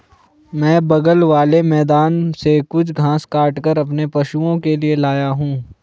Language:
Hindi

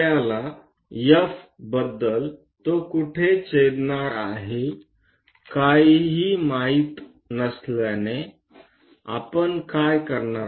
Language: Marathi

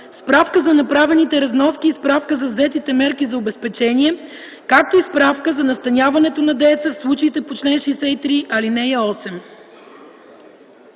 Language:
Bulgarian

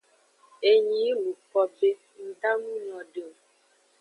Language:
Aja (Benin)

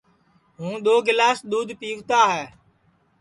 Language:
Sansi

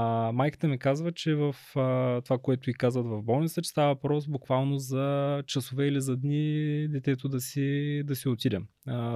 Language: Bulgarian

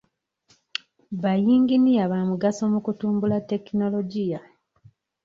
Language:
Ganda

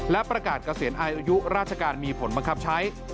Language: Thai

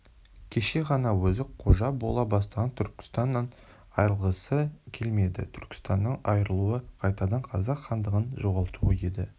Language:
Kazakh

